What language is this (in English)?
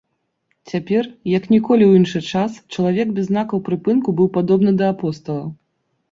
Belarusian